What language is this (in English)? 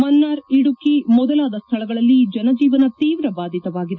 Kannada